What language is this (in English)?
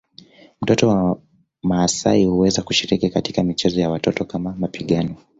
Swahili